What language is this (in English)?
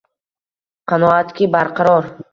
Uzbek